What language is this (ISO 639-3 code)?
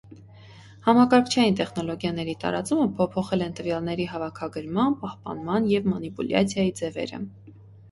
hye